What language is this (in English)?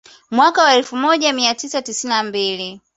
Swahili